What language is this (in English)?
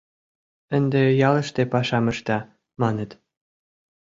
Mari